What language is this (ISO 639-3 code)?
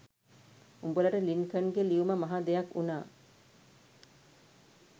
sin